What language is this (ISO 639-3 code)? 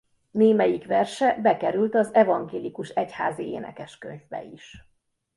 hun